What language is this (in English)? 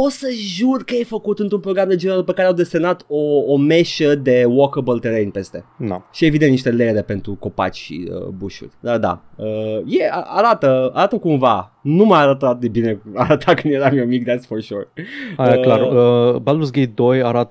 Romanian